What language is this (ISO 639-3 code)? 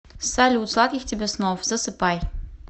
rus